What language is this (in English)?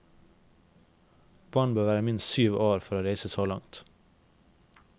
Norwegian